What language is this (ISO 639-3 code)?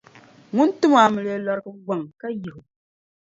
dag